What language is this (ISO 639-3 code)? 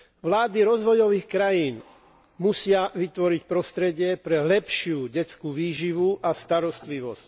slk